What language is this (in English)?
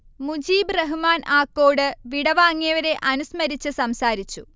Malayalam